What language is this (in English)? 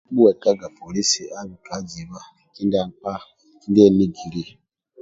Amba (Uganda)